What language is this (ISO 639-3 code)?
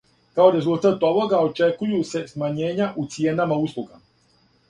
srp